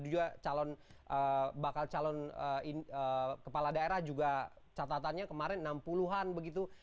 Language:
Indonesian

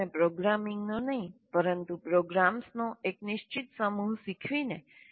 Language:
Gujarati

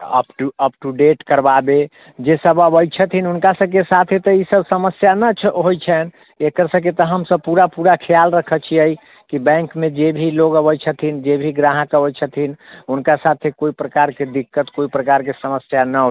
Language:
Maithili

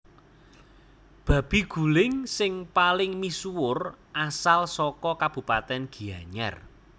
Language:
Javanese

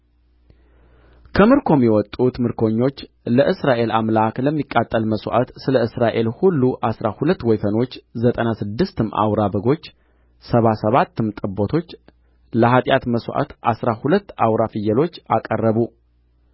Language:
Amharic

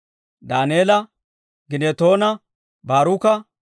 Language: Dawro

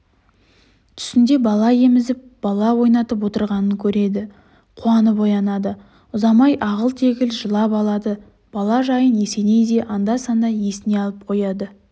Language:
Kazakh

